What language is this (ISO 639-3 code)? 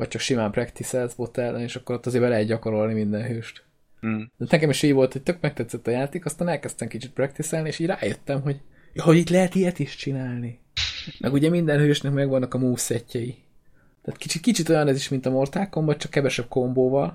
hun